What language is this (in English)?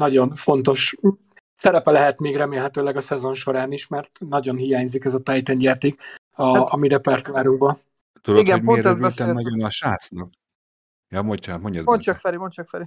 Hungarian